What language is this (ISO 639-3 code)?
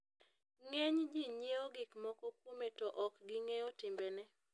luo